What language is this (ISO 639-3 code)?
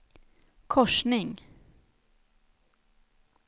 swe